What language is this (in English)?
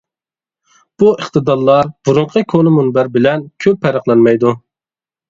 Uyghur